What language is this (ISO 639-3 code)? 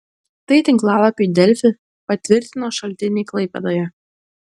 lit